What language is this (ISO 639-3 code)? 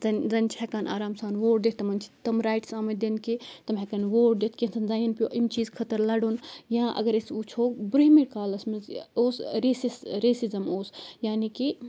kas